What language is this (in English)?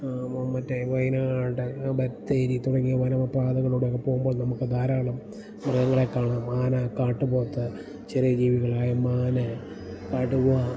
Malayalam